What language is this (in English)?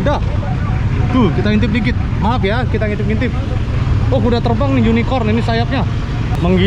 Indonesian